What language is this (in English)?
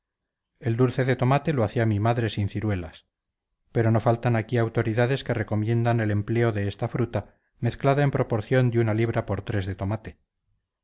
Spanish